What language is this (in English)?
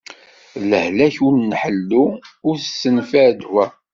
Kabyle